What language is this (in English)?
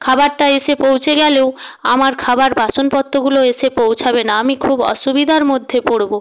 Bangla